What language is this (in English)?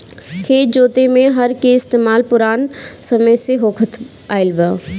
Bhojpuri